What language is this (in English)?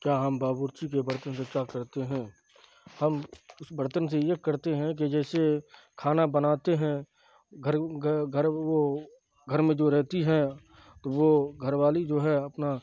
Urdu